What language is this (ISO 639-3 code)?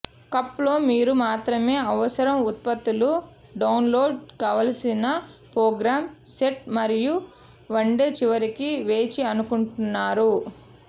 tel